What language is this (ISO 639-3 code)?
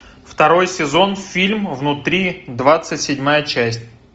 rus